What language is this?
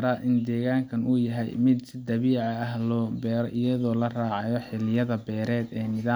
Somali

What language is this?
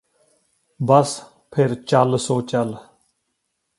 Punjabi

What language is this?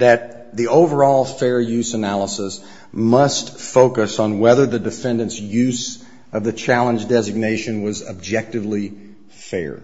English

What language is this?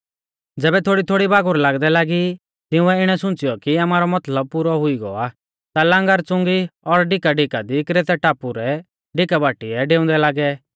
Mahasu Pahari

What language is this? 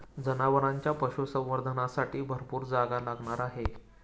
Marathi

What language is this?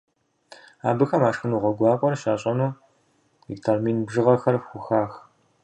Kabardian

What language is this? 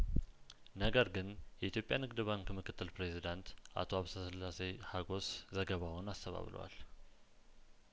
Amharic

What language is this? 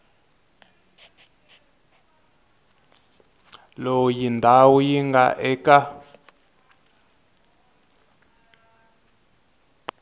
Tsonga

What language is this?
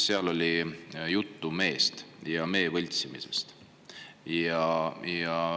Estonian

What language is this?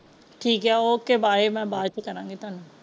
Punjabi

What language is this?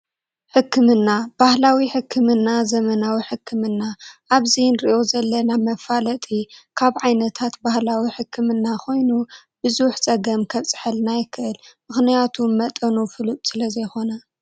Tigrinya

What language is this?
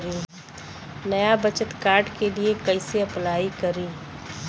Bhojpuri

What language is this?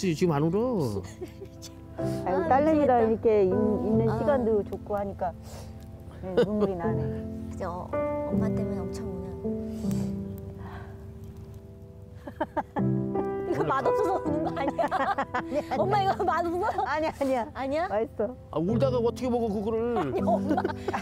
Korean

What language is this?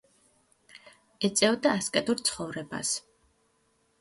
Georgian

